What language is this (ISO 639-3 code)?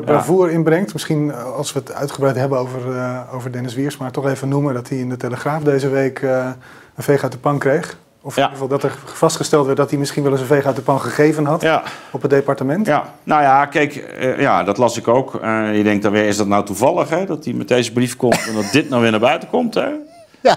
nld